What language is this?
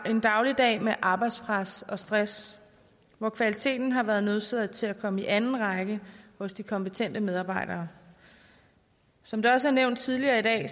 Danish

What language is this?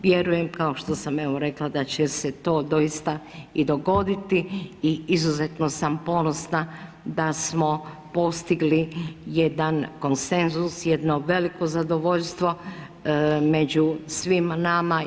Croatian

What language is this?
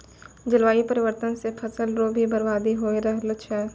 Maithili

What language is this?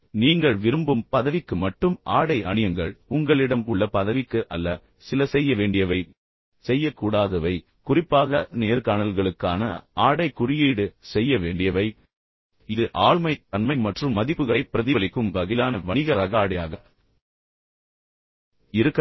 Tamil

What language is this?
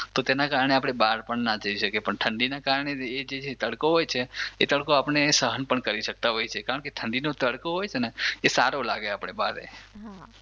Gujarati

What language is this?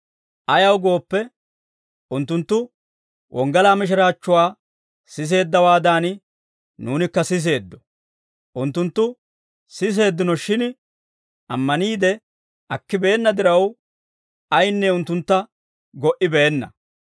Dawro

